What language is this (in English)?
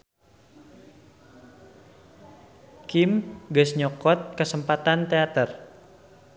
Sundanese